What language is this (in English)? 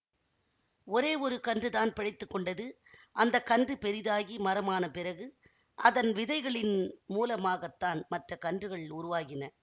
Tamil